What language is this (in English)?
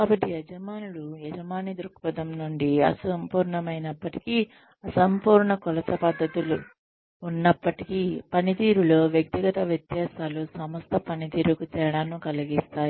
Telugu